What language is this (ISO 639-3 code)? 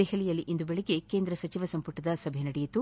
kan